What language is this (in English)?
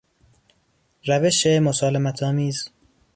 Persian